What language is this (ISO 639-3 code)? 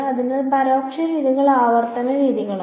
mal